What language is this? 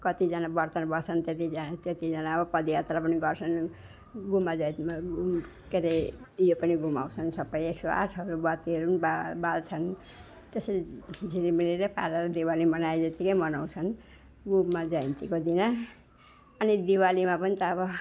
Nepali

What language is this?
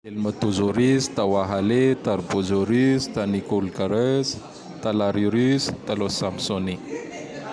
Tandroy-Mahafaly Malagasy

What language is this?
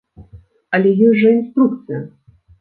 Belarusian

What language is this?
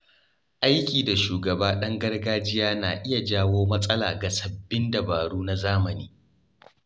Hausa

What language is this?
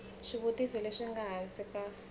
Tsonga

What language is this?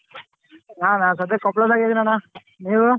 Kannada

